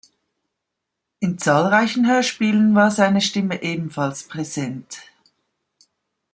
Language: German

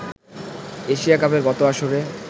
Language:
Bangla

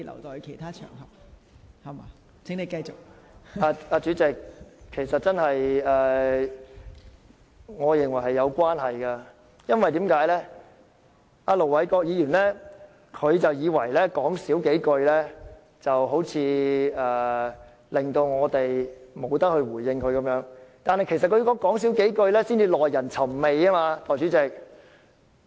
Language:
Cantonese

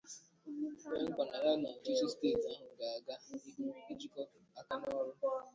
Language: Igbo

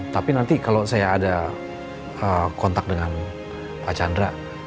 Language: Indonesian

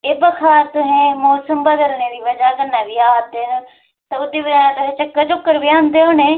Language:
Dogri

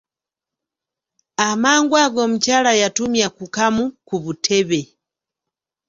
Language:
Ganda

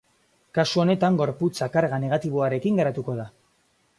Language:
Basque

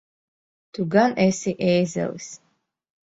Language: Latvian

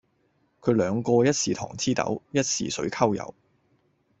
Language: Cantonese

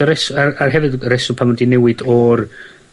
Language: Welsh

